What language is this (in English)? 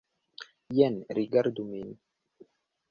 Esperanto